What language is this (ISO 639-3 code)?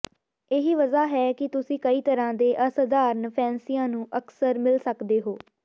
pan